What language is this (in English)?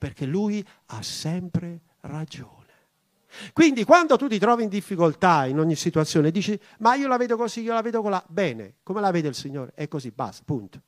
Italian